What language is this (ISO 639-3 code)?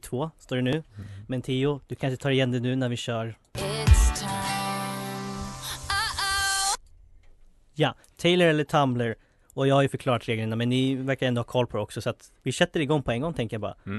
swe